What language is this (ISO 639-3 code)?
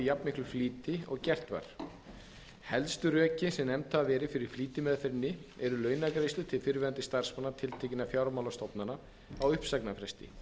isl